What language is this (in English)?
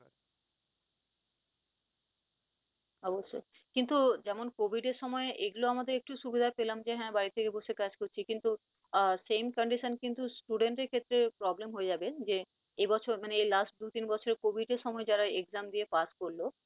Bangla